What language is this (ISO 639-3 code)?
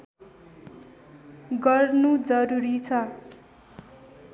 nep